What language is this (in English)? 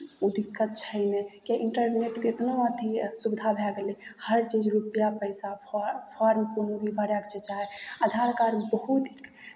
Maithili